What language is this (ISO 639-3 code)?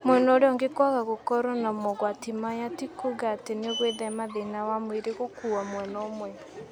kik